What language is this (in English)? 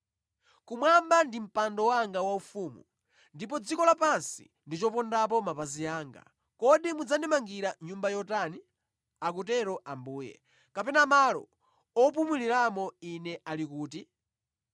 Nyanja